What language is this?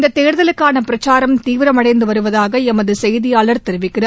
Tamil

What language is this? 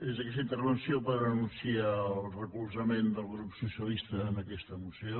Catalan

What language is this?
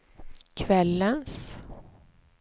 Swedish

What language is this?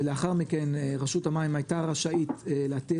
Hebrew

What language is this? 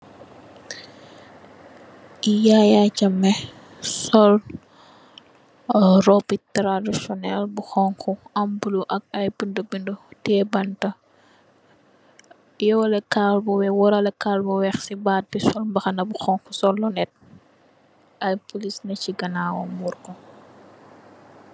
Wolof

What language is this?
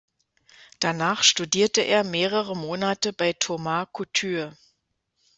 German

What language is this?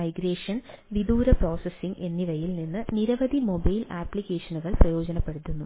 Malayalam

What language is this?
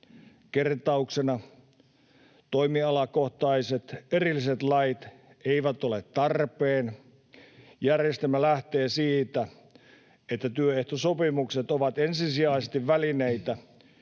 Finnish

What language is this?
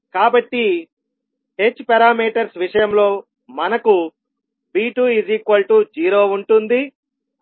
Telugu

